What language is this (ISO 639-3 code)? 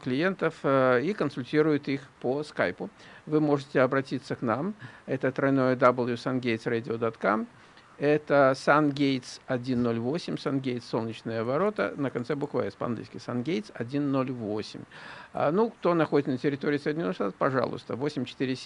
rus